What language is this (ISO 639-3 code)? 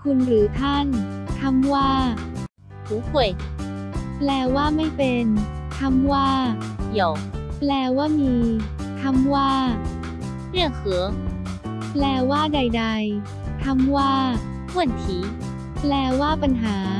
tha